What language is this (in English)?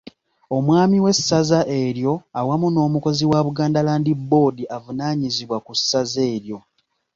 Ganda